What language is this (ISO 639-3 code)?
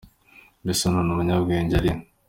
kin